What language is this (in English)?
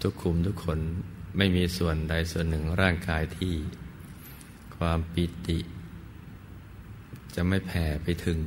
Thai